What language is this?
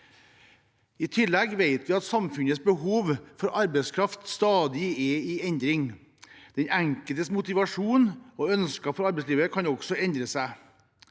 Norwegian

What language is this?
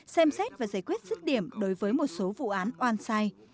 Vietnamese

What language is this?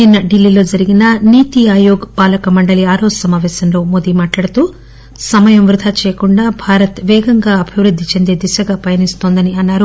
Telugu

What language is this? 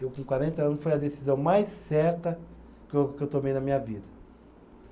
Portuguese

